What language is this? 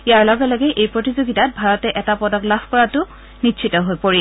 Assamese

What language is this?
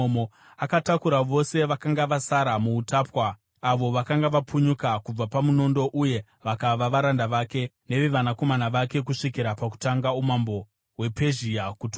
Shona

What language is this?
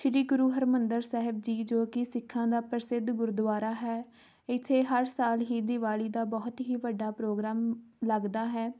Punjabi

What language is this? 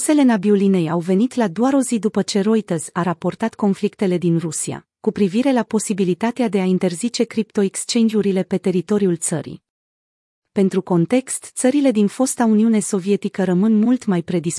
Romanian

